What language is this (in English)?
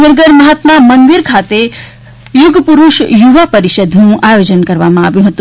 Gujarati